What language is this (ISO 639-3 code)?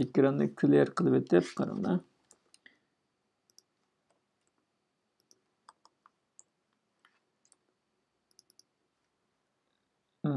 tur